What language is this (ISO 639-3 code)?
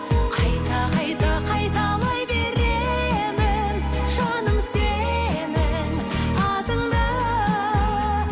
kaz